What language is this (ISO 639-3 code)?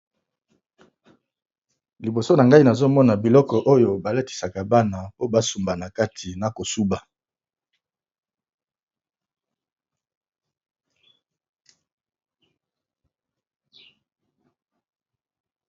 lin